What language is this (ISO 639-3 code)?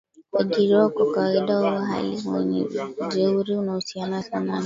swa